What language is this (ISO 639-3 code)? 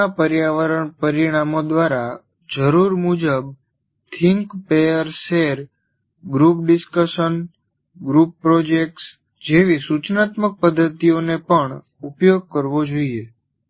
guj